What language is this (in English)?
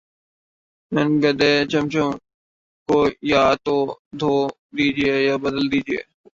Urdu